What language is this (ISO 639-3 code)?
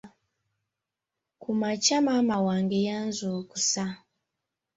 lug